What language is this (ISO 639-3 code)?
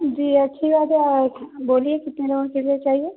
urd